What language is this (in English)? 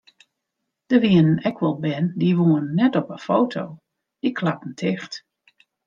Western Frisian